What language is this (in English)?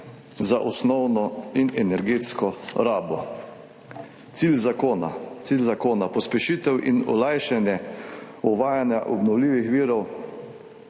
Slovenian